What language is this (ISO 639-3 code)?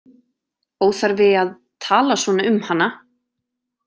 isl